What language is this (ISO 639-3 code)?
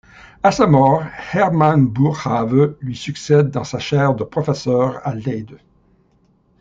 fra